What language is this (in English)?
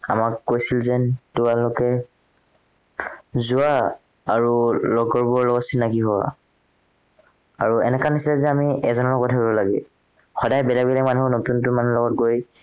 Assamese